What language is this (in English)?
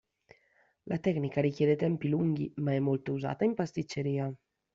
Italian